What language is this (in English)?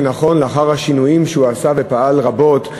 Hebrew